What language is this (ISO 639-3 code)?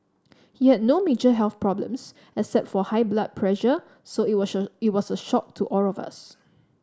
eng